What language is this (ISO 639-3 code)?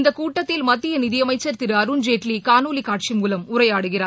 tam